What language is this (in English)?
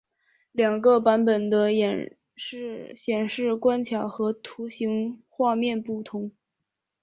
Chinese